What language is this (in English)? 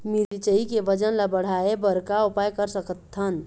Chhattisgarhi